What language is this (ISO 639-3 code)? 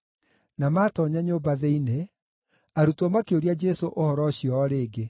kik